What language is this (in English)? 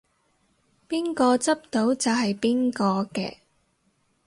Cantonese